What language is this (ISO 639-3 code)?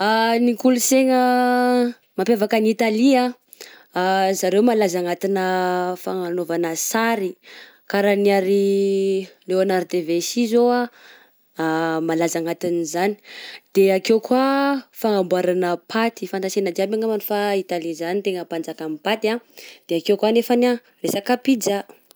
bzc